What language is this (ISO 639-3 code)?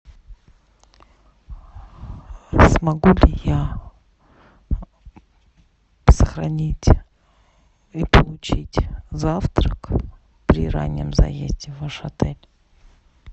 rus